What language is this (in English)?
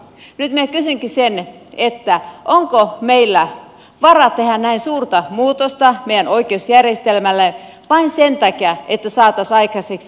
Finnish